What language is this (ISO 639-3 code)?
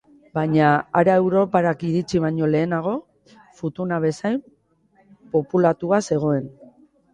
eus